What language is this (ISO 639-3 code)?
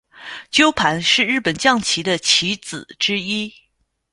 zho